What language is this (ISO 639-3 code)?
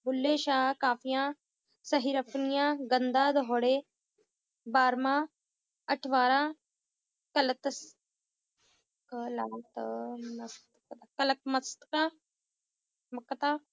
pan